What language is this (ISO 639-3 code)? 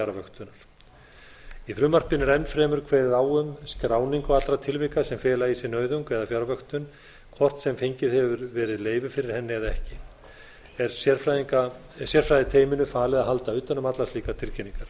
isl